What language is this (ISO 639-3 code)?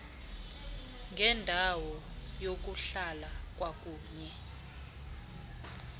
xho